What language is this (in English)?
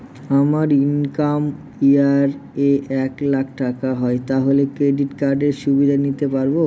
Bangla